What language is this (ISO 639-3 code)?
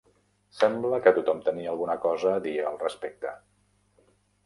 cat